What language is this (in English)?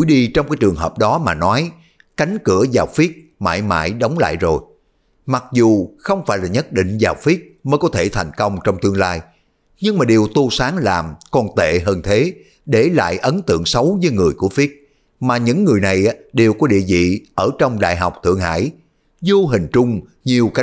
Vietnamese